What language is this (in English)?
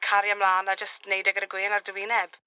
Welsh